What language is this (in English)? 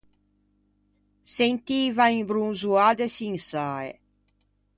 Ligurian